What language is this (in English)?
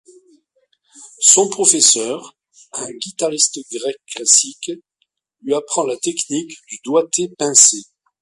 French